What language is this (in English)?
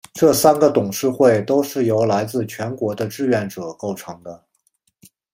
Chinese